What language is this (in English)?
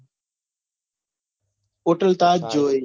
Gujarati